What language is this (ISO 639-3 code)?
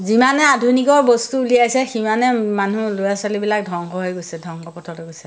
asm